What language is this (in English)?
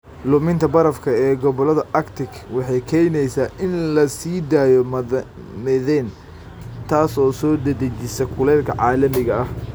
Somali